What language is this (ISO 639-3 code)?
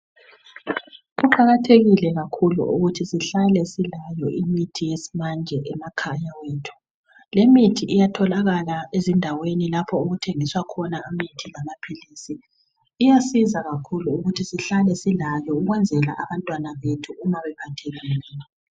nde